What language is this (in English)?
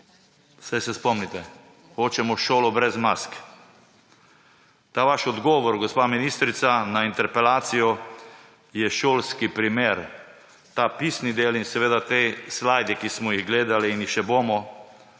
Slovenian